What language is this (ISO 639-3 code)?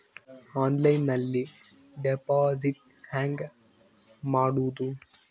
kan